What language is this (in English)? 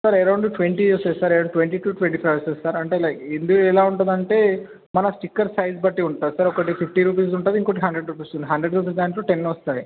Telugu